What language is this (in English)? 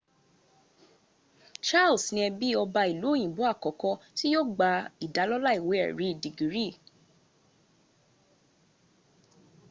Yoruba